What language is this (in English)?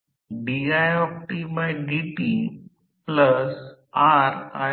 Marathi